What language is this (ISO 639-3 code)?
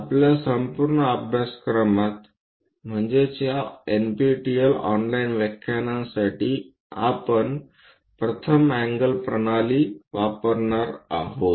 mar